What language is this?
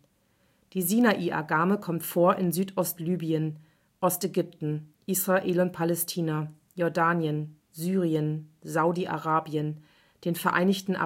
German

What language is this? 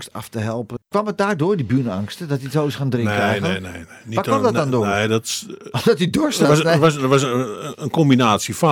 Dutch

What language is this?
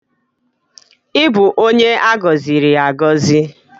Igbo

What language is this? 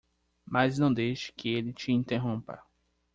Portuguese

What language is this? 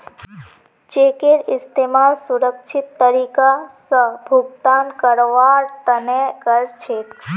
Magahi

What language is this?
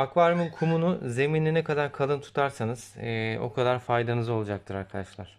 Turkish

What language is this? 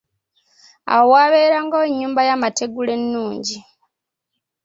Ganda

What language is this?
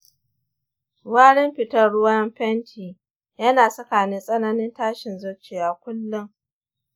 Hausa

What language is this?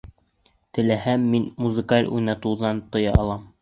Bashkir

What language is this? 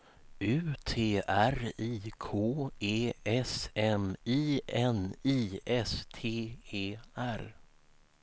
Swedish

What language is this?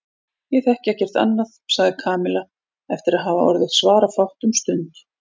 Icelandic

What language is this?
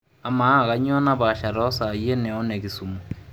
Masai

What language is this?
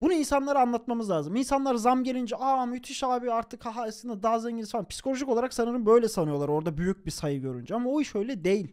Turkish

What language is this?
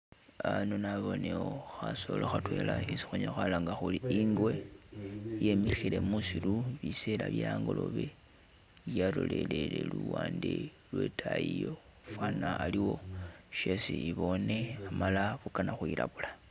Masaaba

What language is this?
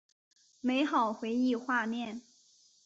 Chinese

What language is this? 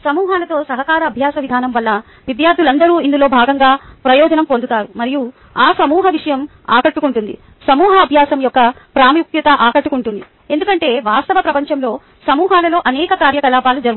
Telugu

